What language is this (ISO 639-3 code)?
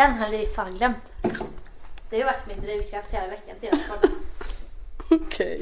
swe